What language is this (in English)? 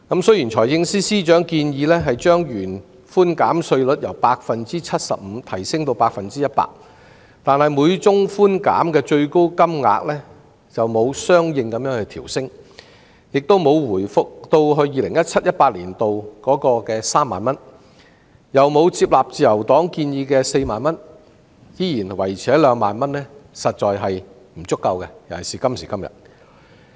Cantonese